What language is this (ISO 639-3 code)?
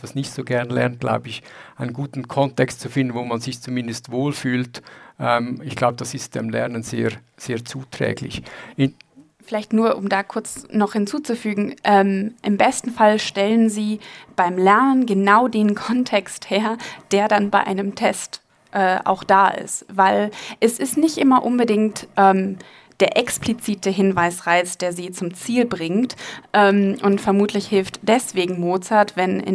deu